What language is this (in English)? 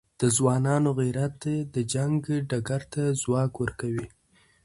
Pashto